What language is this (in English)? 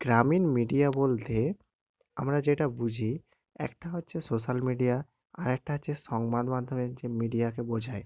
Bangla